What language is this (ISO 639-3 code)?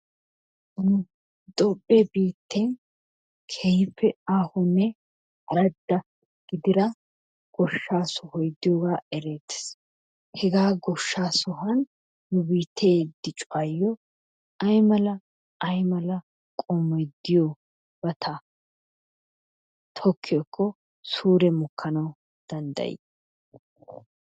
wal